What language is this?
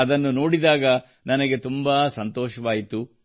Kannada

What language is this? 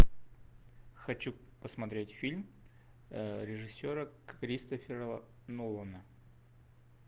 Russian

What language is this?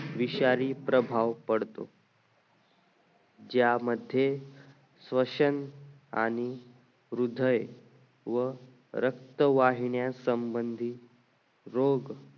Marathi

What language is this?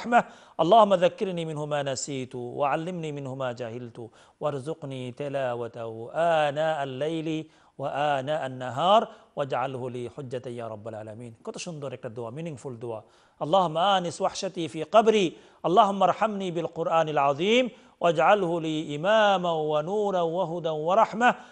Arabic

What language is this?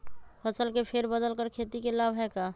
Magahi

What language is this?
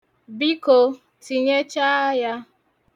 Igbo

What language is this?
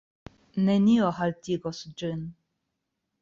Esperanto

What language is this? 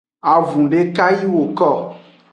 Aja (Benin)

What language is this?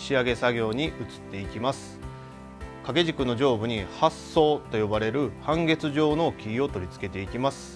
Japanese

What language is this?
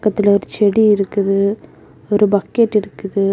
Tamil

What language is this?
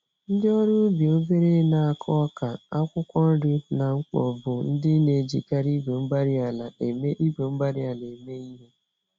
Igbo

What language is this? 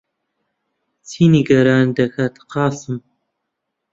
Central Kurdish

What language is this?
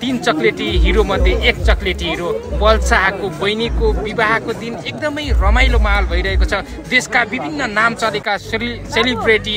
Romanian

